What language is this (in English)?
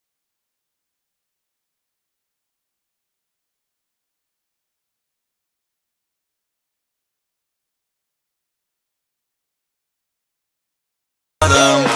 Macedonian